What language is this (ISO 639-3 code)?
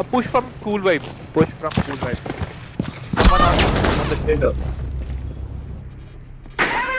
eng